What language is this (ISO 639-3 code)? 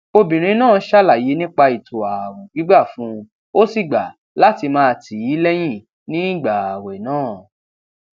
yor